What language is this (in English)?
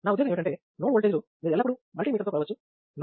Telugu